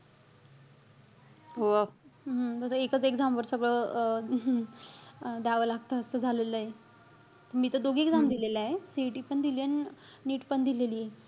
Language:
Marathi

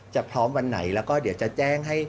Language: Thai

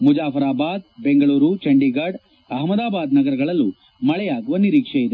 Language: Kannada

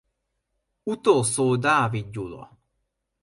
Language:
Hungarian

